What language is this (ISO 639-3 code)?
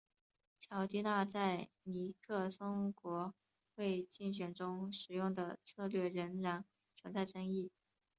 zho